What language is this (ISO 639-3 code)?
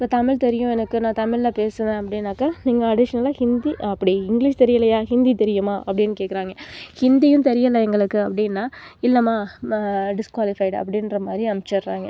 tam